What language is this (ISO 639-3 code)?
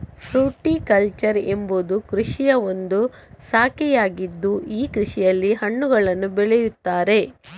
kan